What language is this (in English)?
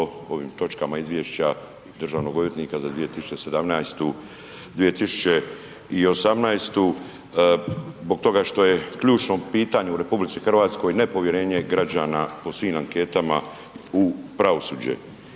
Croatian